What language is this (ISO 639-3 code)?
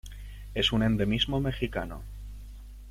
spa